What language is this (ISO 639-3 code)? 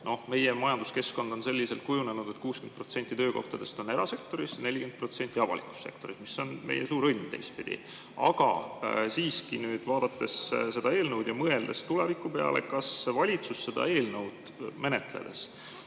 est